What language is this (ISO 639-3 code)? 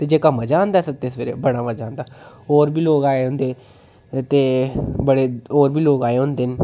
doi